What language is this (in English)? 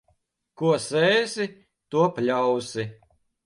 Latvian